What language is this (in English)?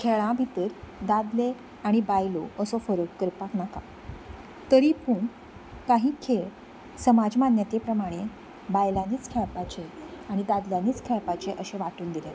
Konkani